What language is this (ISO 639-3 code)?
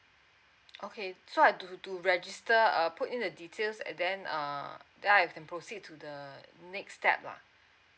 eng